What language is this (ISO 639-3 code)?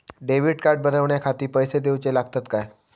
mar